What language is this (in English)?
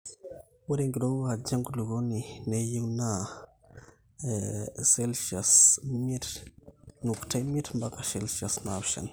Masai